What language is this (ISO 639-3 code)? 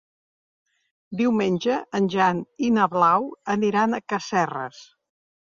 cat